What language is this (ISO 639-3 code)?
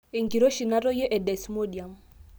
mas